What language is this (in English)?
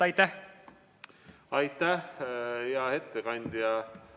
Estonian